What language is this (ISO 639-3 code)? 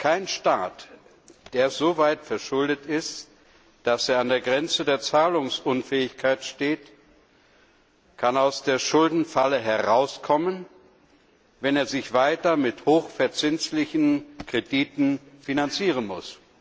deu